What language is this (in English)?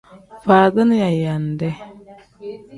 Tem